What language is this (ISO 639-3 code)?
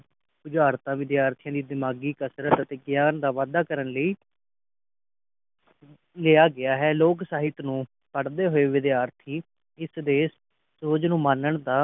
pan